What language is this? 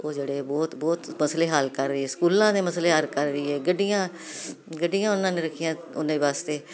Punjabi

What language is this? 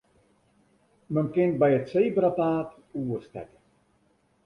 Western Frisian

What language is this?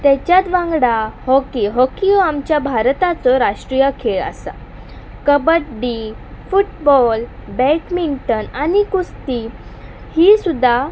Konkani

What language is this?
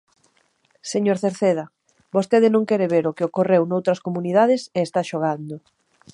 Galician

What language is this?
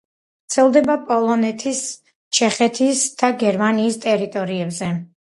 Georgian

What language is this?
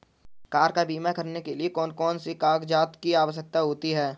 Hindi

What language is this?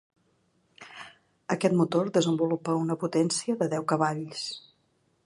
Catalan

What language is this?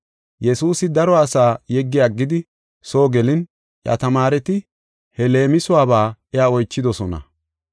Gofa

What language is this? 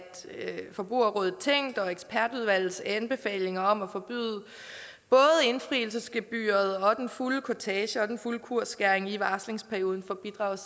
Danish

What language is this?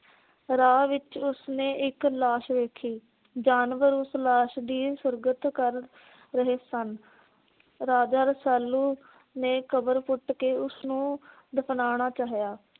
Punjabi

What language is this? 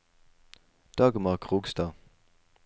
Norwegian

